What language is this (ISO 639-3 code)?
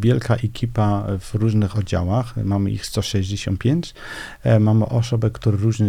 pol